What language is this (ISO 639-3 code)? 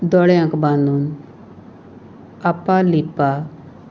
kok